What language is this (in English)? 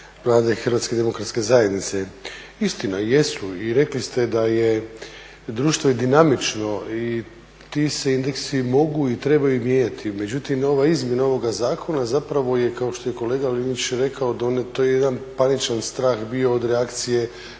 Croatian